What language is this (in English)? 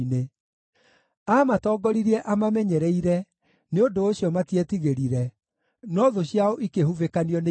Kikuyu